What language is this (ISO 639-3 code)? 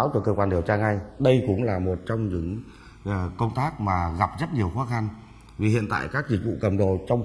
vie